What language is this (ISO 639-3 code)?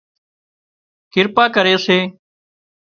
kxp